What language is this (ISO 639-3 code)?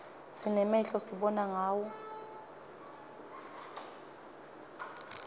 ssw